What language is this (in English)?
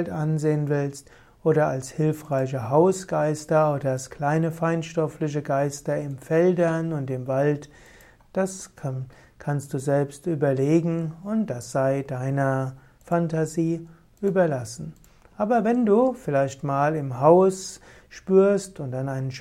German